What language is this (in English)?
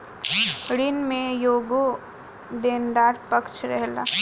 Bhojpuri